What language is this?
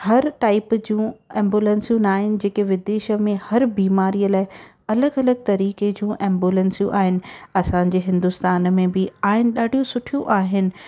Sindhi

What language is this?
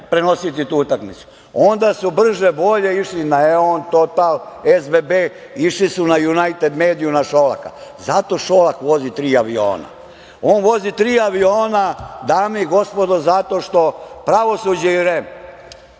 Serbian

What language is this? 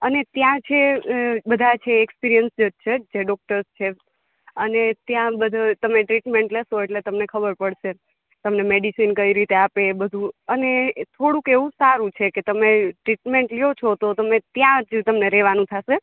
Gujarati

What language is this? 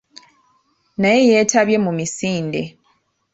Ganda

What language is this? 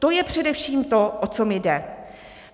Czech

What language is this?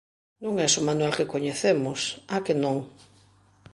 Galician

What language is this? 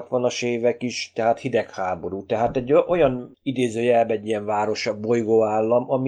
Hungarian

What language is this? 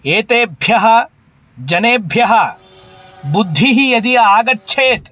Sanskrit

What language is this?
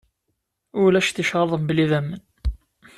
Kabyle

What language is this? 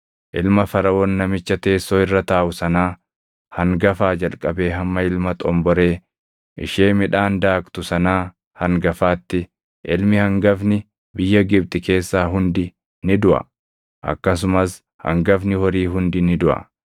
Oromo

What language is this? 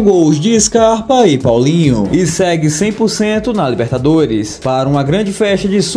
Portuguese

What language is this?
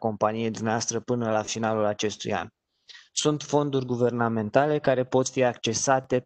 Romanian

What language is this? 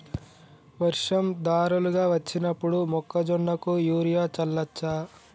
Telugu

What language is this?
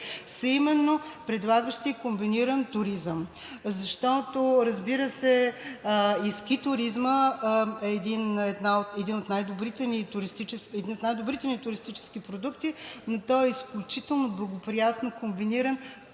Bulgarian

